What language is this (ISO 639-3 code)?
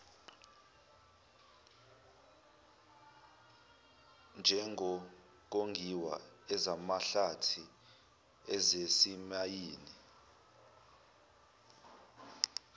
zul